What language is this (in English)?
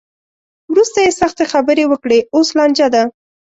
Pashto